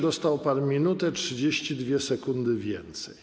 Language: Polish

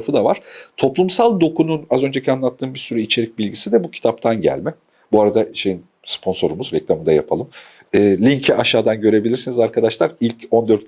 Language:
Turkish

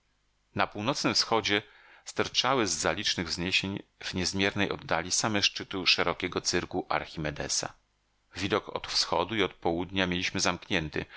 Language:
Polish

